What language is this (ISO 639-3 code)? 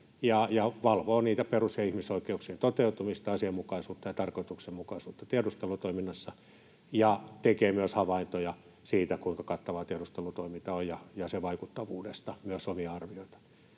fin